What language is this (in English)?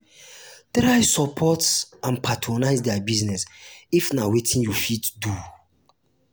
Nigerian Pidgin